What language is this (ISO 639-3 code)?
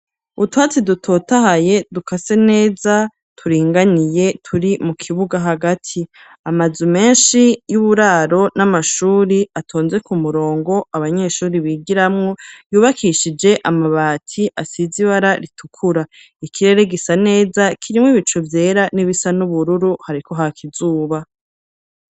run